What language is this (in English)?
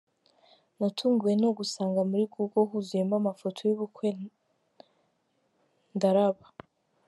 Kinyarwanda